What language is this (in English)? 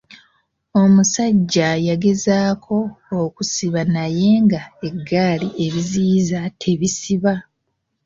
Ganda